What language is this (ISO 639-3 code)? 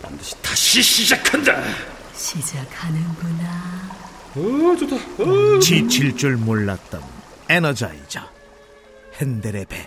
kor